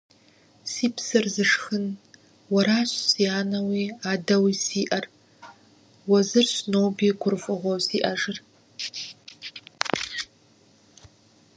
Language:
Kabardian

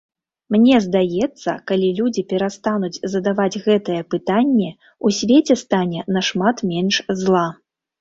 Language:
Belarusian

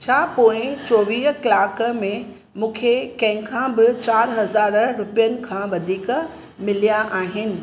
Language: Sindhi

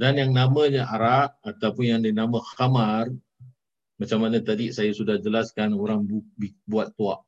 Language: Malay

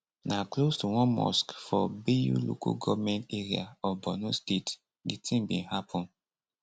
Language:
Nigerian Pidgin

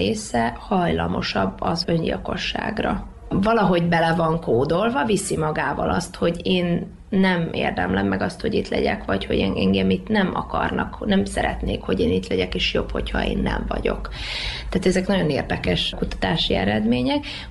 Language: Hungarian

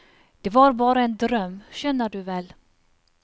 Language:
Norwegian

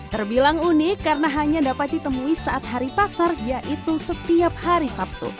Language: Indonesian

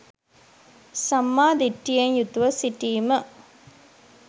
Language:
Sinhala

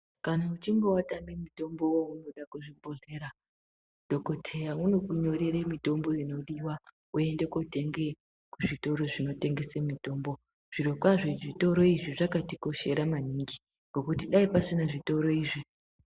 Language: Ndau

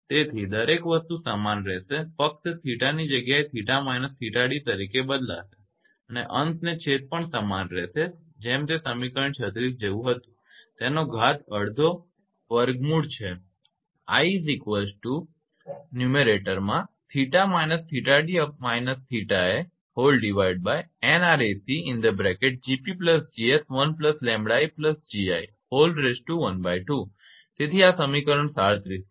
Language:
Gujarati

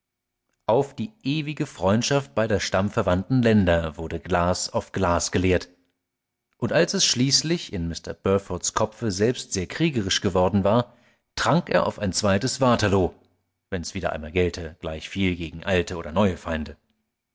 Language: German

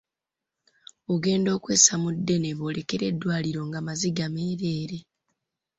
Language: Ganda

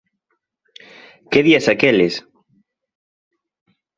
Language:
Galician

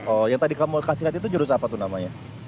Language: Indonesian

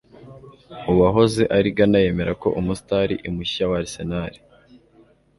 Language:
Kinyarwanda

